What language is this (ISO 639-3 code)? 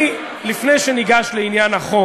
heb